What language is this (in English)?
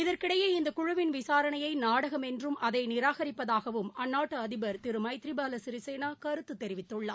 Tamil